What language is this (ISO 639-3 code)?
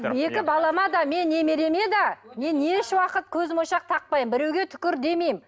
kaz